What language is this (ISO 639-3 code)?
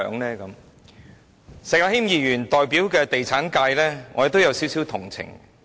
yue